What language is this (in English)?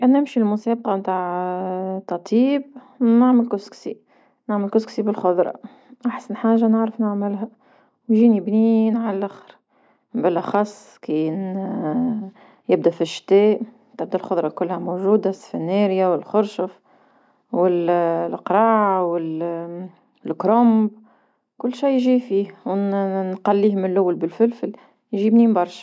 Tunisian Arabic